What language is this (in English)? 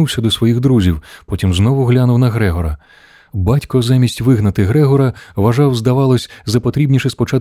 Ukrainian